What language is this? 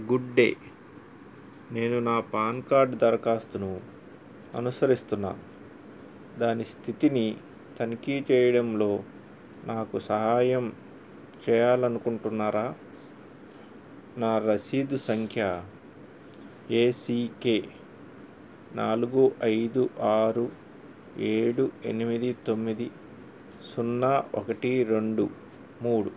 Telugu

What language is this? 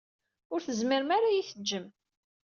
Kabyle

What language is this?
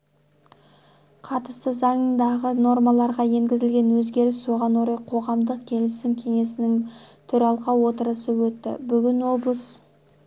Kazakh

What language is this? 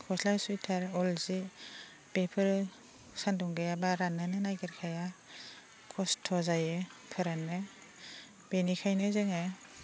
Bodo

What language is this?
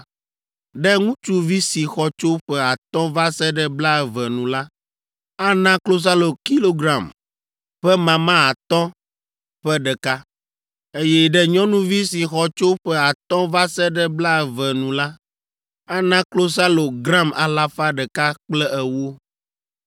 Ewe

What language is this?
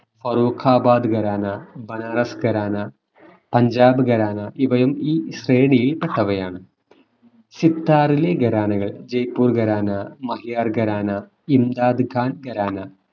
Malayalam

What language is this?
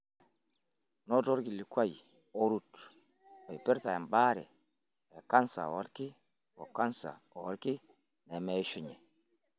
Masai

